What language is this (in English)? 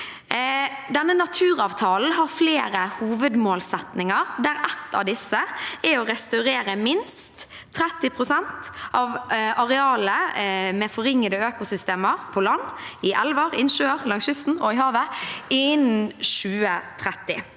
Norwegian